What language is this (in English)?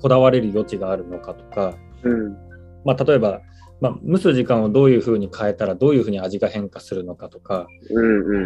Japanese